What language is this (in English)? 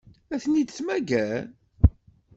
Kabyle